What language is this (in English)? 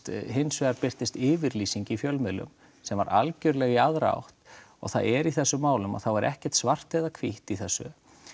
Icelandic